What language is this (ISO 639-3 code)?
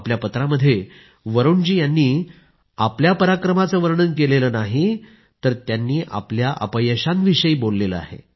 mar